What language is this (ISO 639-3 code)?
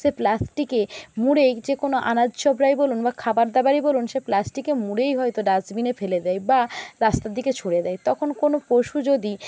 ben